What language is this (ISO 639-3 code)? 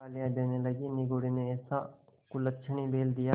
hin